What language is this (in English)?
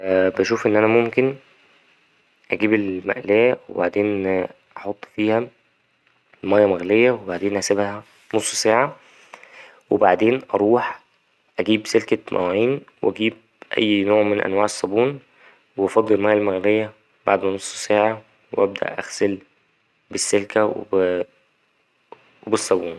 Egyptian Arabic